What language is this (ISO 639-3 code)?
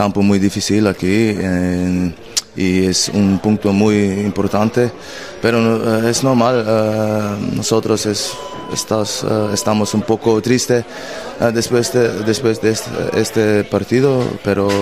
spa